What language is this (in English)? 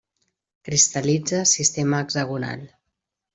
Catalan